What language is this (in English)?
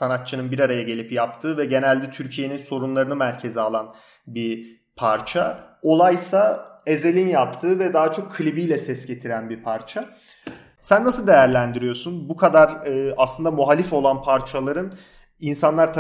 Turkish